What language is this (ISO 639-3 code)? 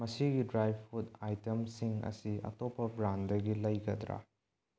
mni